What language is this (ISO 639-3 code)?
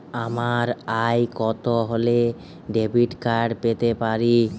ben